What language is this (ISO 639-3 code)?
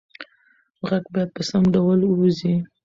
pus